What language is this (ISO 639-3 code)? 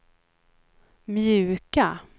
swe